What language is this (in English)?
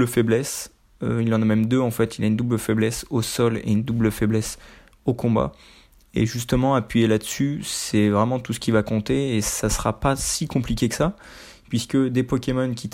French